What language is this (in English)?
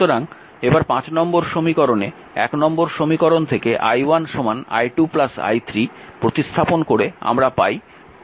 Bangla